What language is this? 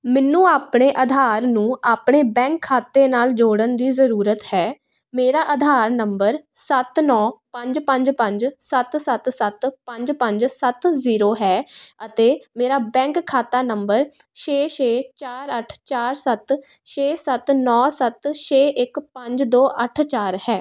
Punjabi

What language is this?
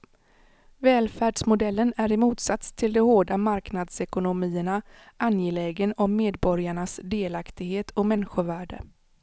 Swedish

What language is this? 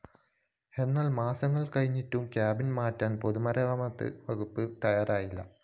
Malayalam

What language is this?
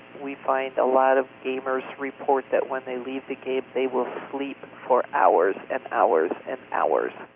English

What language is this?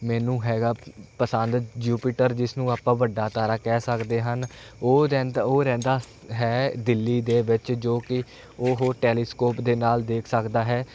Punjabi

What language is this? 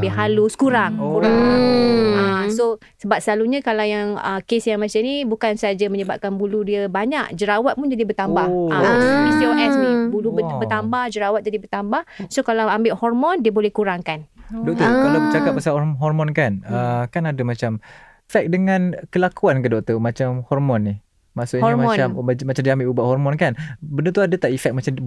Malay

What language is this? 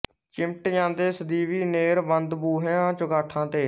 Punjabi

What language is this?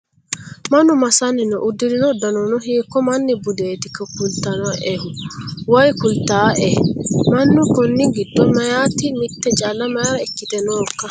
Sidamo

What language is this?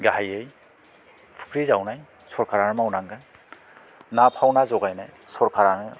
Bodo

